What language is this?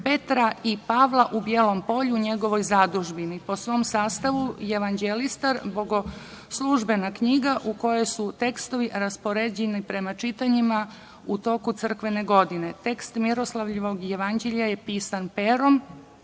Serbian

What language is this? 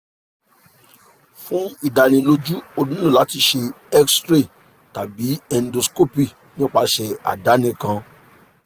Yoruba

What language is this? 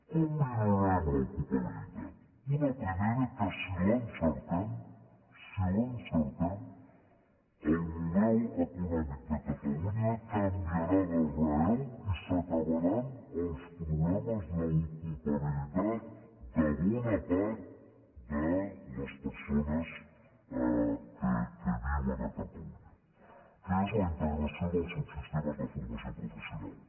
Catalan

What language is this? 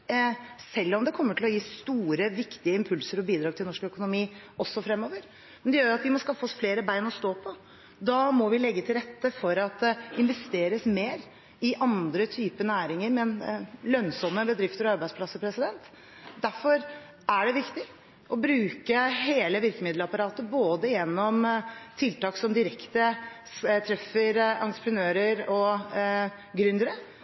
Norwegian Bokmål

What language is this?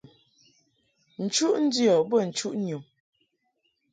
Mungaka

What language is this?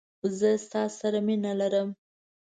Pashto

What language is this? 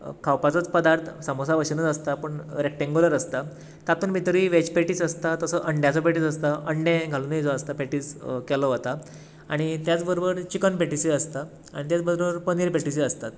Konkani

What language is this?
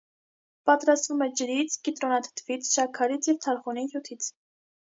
Armenian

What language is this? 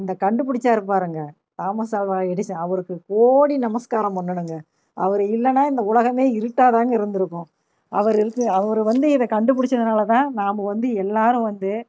Tamil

